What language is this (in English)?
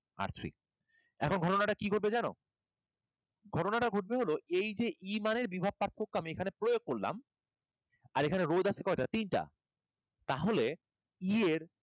Bangla